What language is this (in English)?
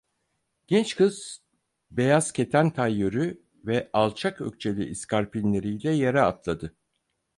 Turkish